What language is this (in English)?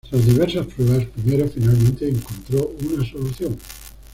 Spanish